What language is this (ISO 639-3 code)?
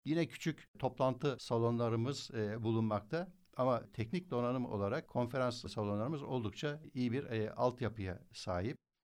tur